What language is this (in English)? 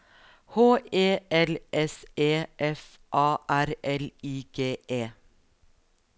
Norwegian